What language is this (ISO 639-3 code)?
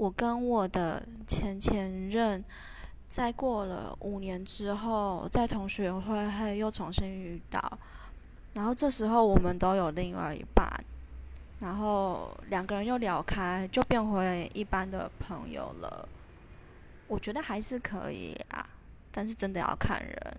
zho